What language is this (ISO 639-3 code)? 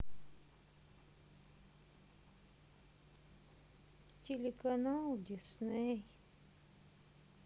rus